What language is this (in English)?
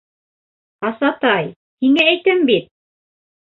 Bashkir